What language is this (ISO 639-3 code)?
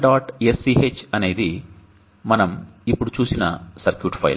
tel